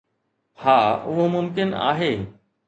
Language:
Sindhi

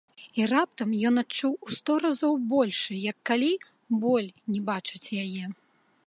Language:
Belarusian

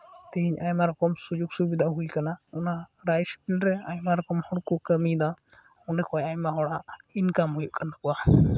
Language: Santali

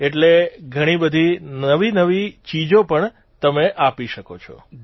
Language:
Gujarati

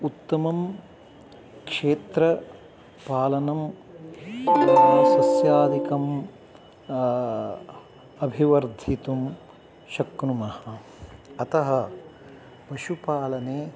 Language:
Sanskrit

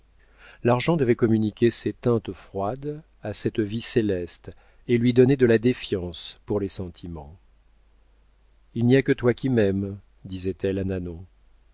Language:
French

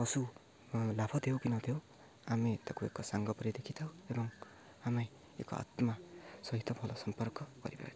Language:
Odia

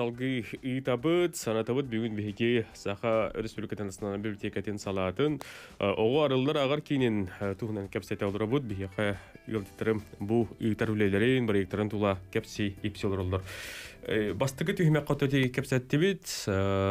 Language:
Turkish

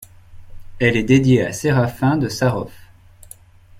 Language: French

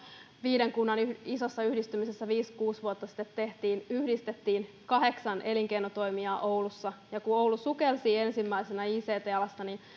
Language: Finnish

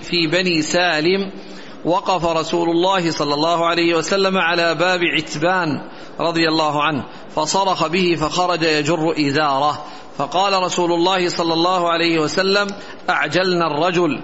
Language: Arabic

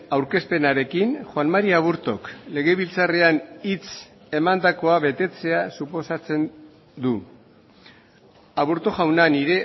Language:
Basque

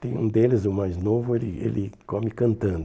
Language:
Portuguese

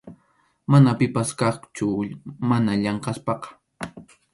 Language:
Arequipa-La Unión Quechua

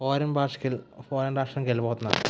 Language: Telugu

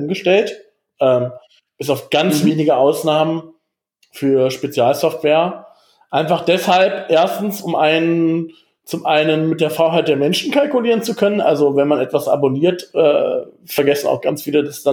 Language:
German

